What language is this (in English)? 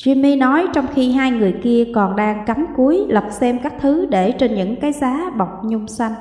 Vietnamese